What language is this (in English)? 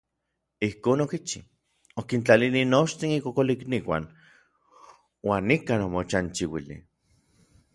Orizaba Nahuatl